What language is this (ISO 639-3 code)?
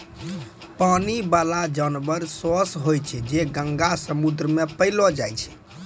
mai